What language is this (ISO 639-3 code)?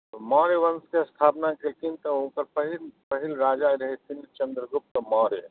mai